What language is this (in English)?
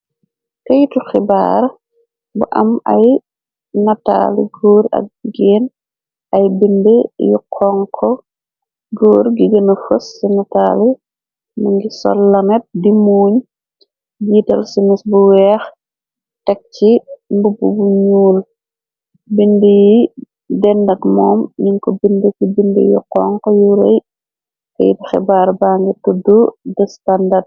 Wolof